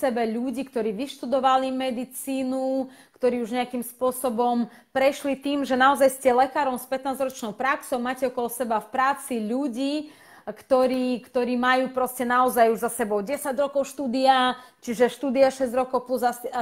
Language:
Slovak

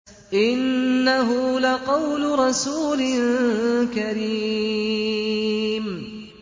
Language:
Arabic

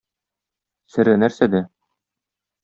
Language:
Tatar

